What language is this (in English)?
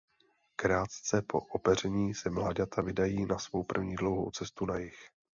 Czech